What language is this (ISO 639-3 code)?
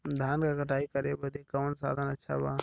bho